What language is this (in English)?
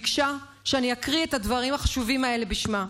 Hebrew